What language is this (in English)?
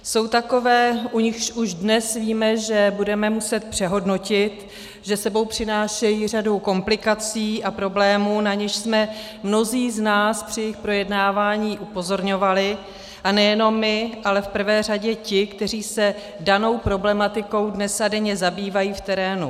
Czech